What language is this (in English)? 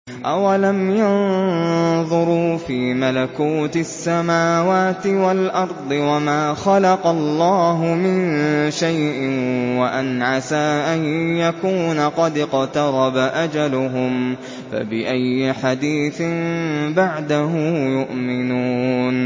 Arabic